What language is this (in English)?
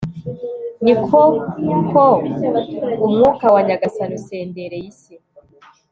Kinyarwanda